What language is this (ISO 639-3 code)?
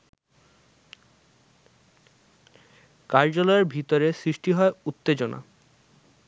ben